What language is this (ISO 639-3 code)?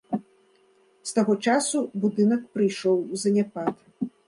bel